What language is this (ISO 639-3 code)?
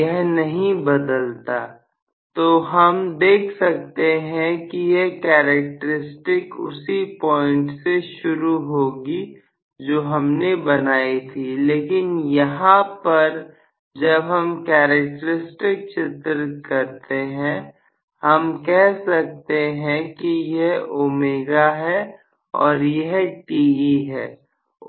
hin